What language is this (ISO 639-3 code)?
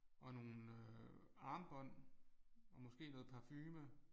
dan